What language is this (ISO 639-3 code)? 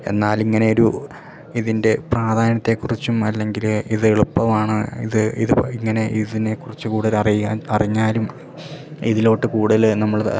mal